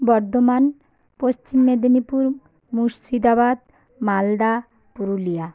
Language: Bangla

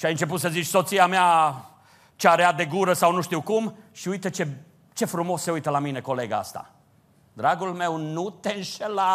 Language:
Romanian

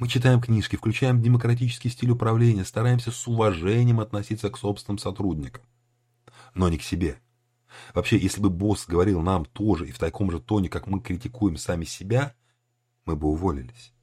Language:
Russian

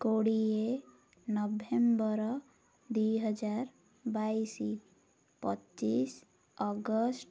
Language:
Odia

